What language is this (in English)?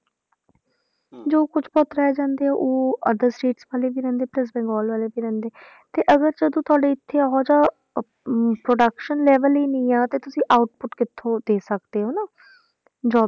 Punjabi